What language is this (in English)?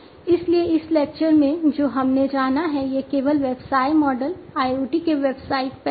Hindi